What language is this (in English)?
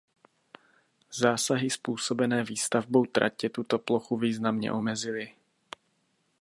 Czech